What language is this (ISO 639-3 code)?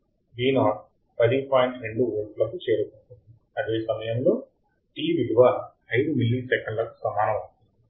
tel